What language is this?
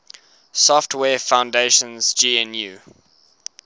English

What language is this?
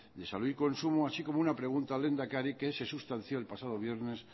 Spanish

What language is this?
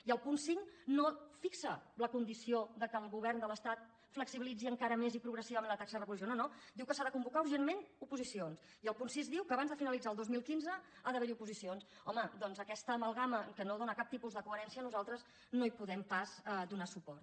Catalan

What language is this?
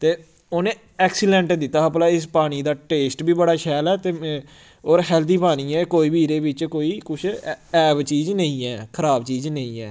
Dogri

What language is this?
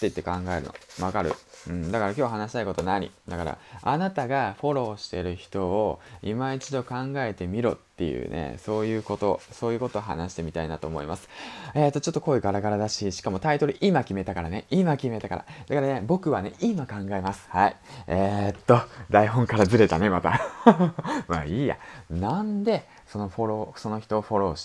Japanese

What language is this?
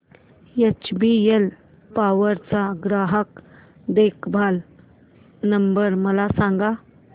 Marathi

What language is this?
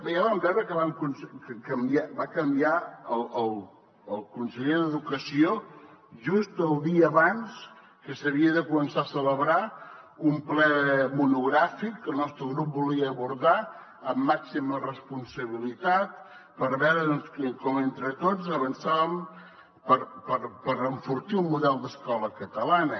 Catalan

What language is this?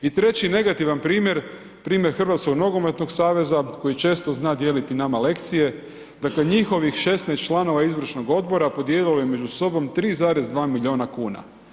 Croatian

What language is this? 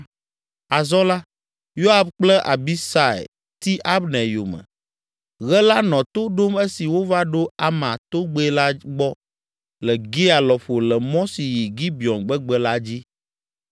Ewe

